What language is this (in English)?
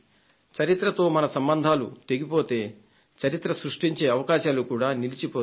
Telugu